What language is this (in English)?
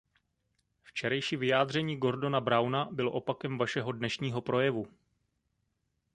Czech